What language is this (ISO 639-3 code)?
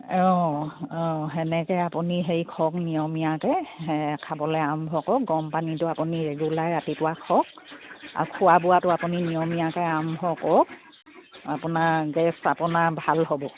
asm